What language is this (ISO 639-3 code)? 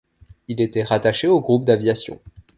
fra